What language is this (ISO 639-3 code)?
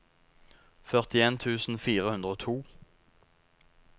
nor